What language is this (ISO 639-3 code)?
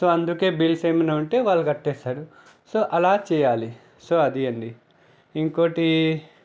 tel